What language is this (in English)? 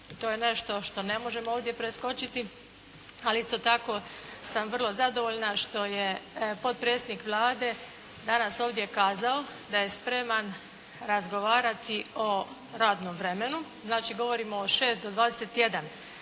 Croatian